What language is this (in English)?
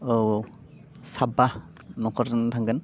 Bodo